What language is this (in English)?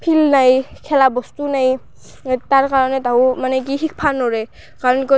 Assamese